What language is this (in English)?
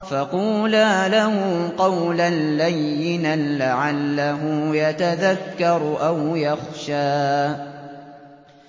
Arabic